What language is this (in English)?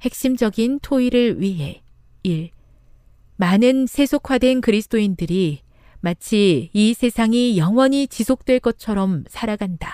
Korean